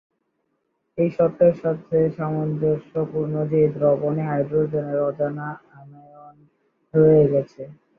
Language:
Bangla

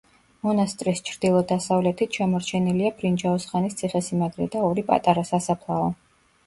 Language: Georgian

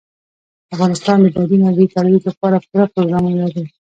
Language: Pashto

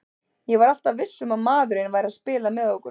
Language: Icelandic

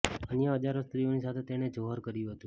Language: Gujarati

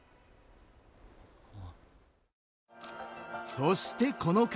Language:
Japanese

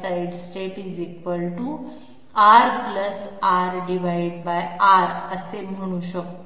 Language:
Marathi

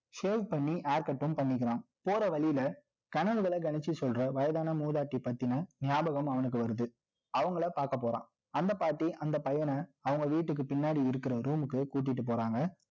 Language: Tamil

